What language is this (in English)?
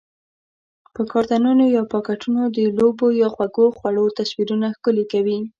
Pashto